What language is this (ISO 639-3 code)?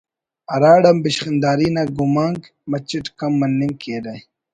brh